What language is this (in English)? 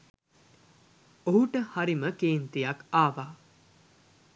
Sinhala